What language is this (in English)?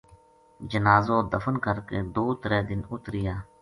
Gujari